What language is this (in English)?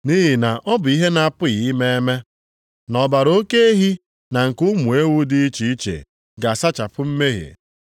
Igbo